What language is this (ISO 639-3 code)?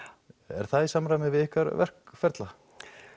isl